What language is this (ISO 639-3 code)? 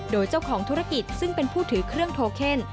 tha